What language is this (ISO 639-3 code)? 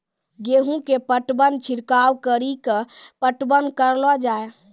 mai